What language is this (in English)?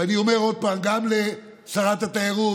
Hebrew